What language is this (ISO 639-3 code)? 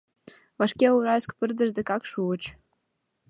chm